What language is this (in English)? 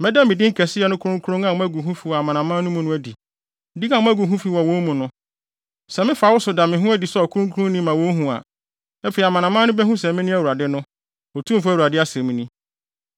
Akan